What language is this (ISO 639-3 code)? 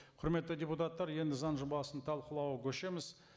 kaz